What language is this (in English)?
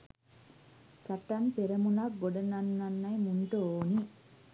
Sinhala